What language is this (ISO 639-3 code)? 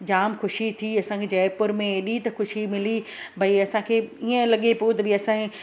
snd